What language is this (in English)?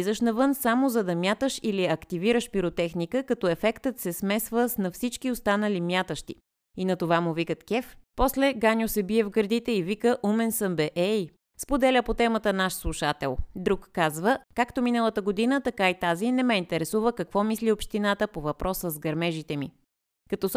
Bulgarian